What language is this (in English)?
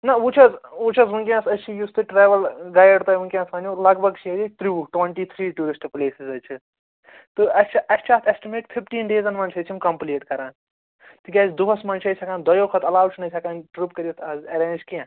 Kashmiri